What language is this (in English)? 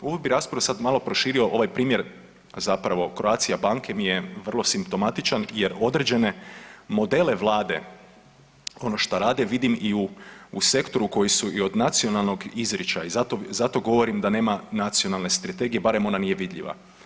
Croatian